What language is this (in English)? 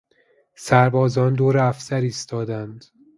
Persian